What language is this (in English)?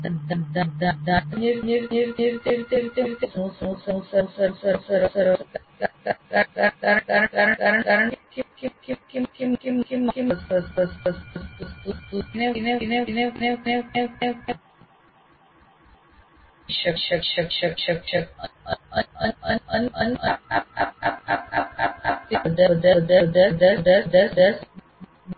Gujarati